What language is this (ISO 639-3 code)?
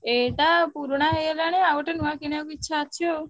ori